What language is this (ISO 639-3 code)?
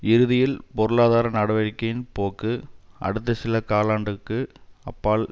tam